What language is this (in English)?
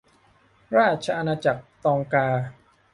Thai